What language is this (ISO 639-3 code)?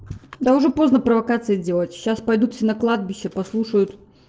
rus